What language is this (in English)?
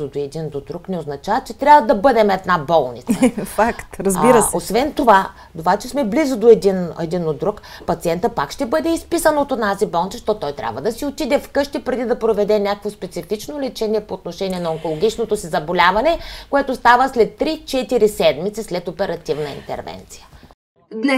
Bulgarian